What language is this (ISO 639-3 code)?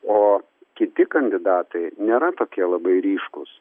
lit